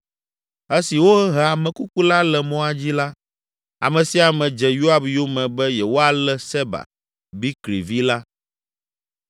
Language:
Ewe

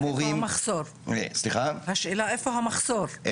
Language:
Hebrew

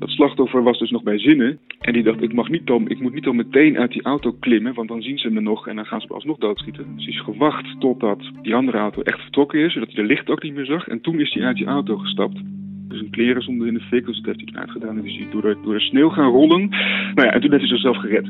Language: Dutch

